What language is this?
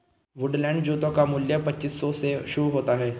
Hindi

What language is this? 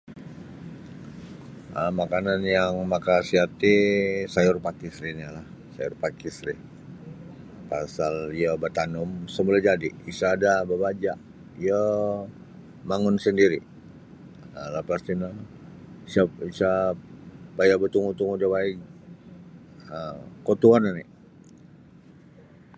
Sabah Bisaya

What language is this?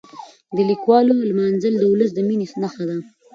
Pashto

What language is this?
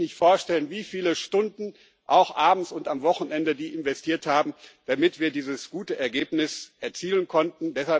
German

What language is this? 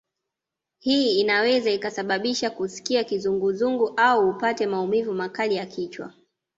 Swahili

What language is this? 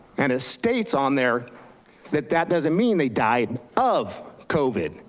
English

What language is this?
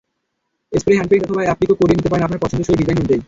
Bangla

